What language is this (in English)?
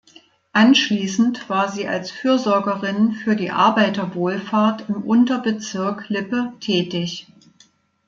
German